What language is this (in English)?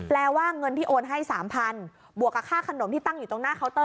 Thai